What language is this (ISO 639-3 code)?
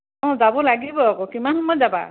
asm